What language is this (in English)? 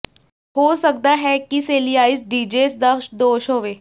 Punjabi